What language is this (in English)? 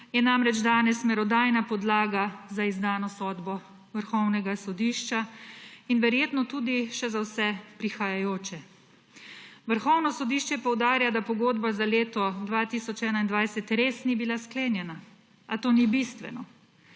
Slovenian